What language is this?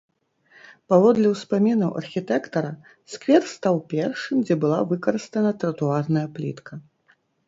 Belarusian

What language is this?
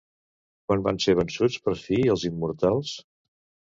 Catalan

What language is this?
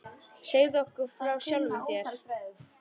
Icelandic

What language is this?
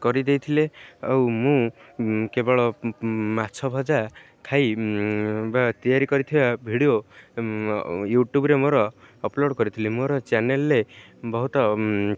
Odia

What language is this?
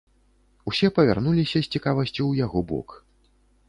Belarusian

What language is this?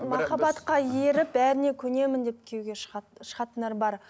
Kazakh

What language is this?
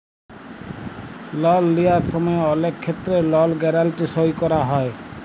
Bangla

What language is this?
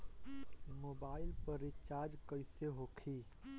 Bhojpuri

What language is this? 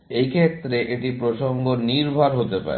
Bangla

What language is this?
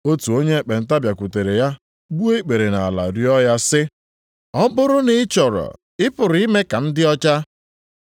Igbo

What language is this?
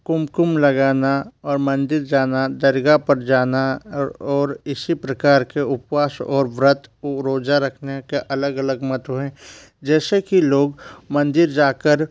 Hindi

